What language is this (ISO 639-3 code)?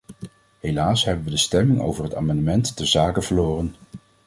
nld